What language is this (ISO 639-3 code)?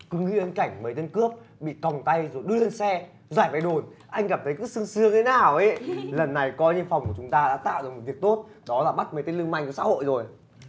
vie